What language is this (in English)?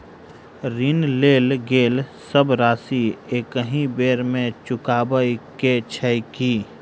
Maithili